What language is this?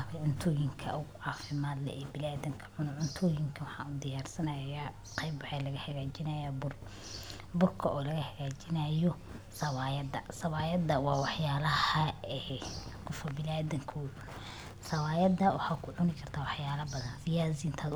Somali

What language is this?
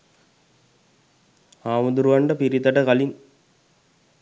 Sinhala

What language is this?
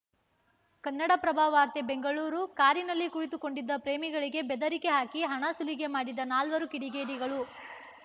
Kannada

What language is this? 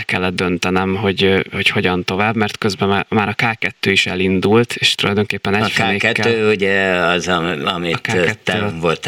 Hungarian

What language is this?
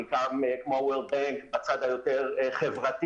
Hebrew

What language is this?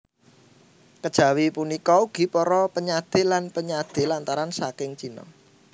Javanese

